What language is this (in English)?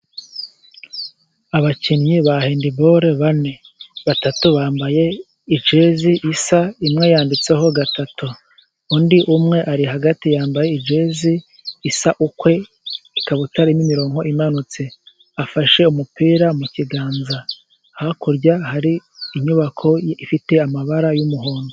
Kinyarwanda